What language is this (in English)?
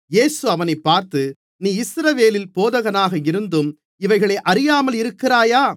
Tamil